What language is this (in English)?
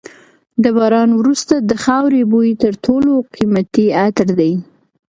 Pashto